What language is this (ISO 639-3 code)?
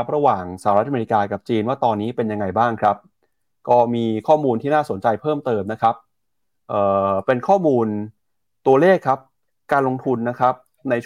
tha